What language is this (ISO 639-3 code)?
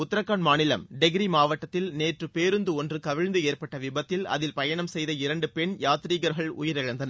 tam